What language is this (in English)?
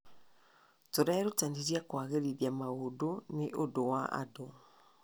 Kikuyu